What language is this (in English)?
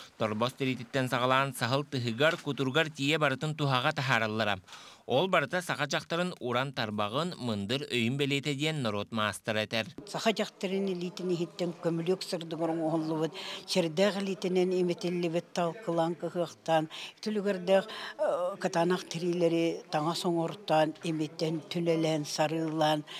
Turkish